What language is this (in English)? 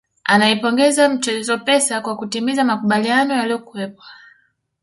Swahili